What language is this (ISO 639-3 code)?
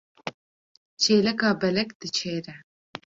kur